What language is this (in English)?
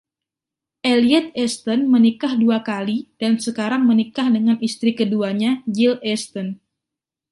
Indonesian